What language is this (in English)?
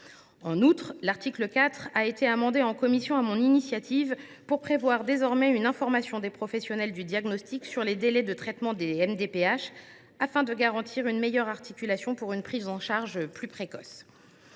French